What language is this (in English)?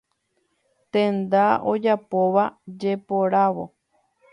Guarani